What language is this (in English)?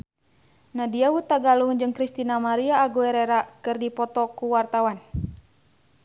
Sundanese